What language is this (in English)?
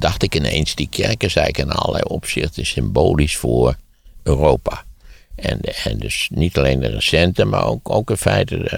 Dutch